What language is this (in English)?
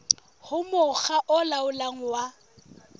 Southern Sotho